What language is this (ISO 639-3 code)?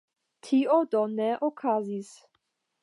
epo